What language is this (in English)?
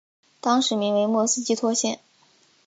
Chinese